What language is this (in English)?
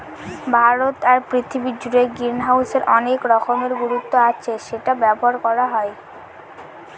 Bangla